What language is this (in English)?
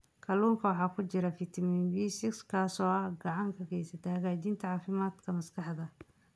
Somali